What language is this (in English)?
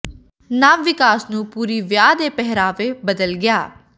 Punjabi